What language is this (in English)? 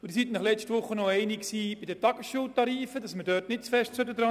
Swiss German